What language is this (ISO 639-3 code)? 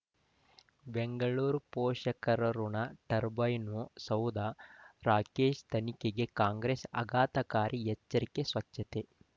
kan